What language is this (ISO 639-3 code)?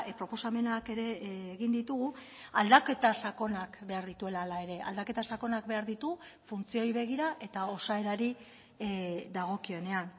eus